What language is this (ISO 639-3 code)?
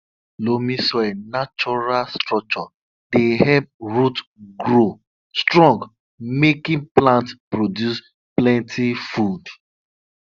pcm